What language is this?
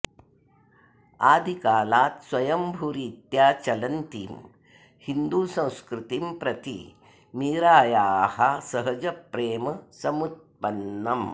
Sanskrit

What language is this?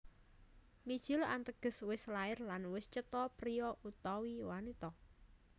Javanese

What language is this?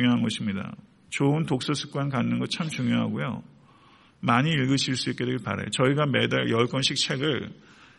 Korean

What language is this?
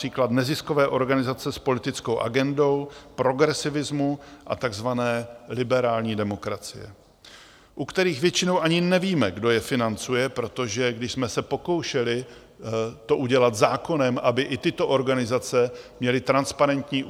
Czech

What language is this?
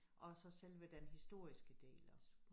Danish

